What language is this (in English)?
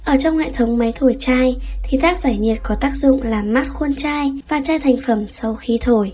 Vietnamese